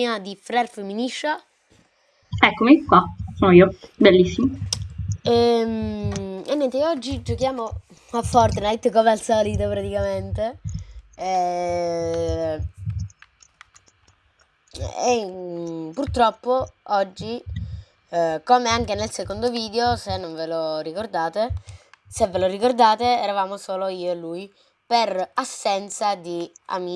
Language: Italian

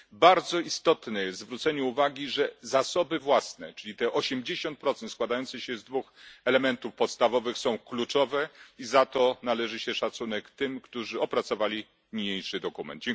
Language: Polish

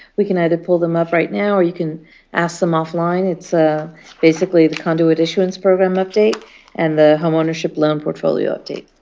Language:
English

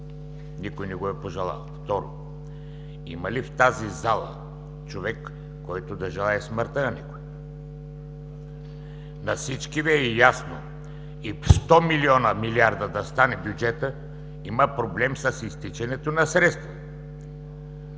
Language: Bulgarian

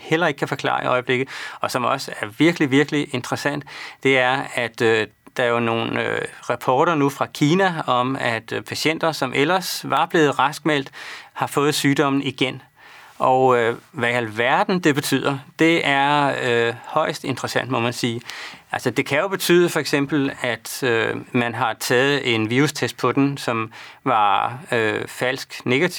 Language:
Danish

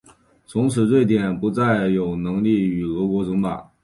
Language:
Chinese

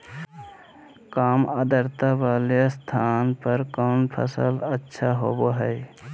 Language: Magahi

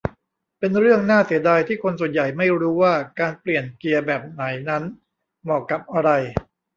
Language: Thai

